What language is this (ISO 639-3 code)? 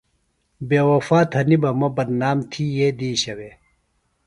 phl